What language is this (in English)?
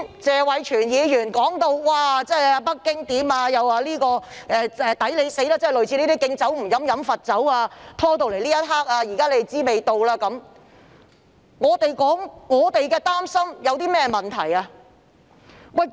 Cantonese